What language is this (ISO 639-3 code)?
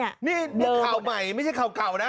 tha